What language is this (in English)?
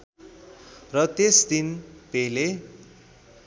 Nepali